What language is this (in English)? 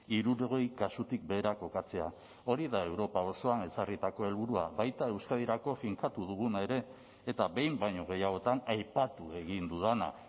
Basque